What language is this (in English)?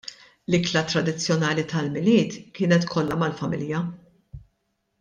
Maltese